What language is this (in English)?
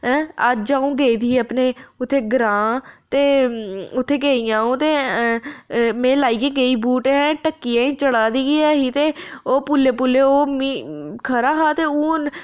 Dogri